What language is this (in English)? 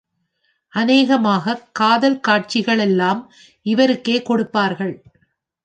Tamil